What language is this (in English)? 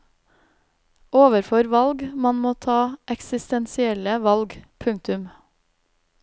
Norwegian